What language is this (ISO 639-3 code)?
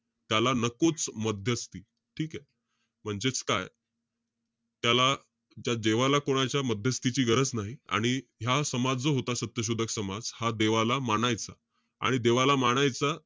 mar